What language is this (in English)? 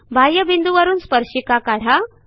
Marathi